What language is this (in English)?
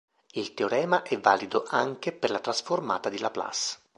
Italian